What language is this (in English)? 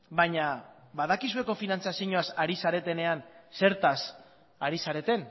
Basque